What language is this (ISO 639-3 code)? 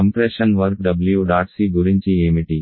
tel